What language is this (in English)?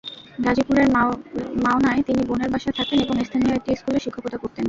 Bangla